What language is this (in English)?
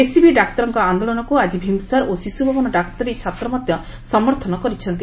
Odia